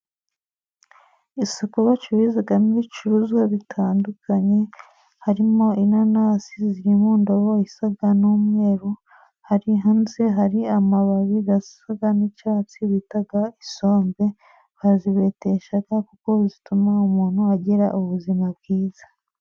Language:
Kinyarwanda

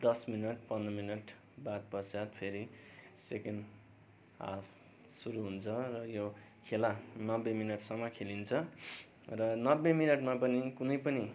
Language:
Nepali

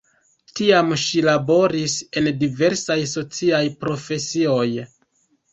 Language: Esperanto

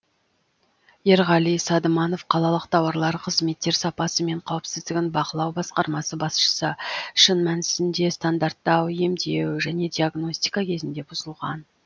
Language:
Kazakh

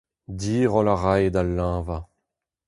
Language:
Breton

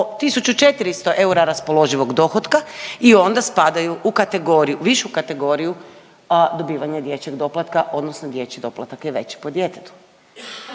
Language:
Croatian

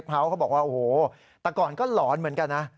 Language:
Thai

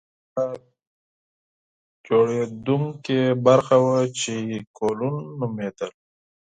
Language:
Pashto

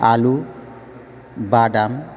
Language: Bodo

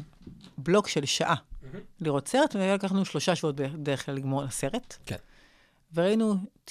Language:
Hebrew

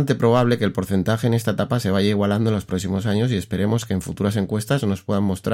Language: Spanish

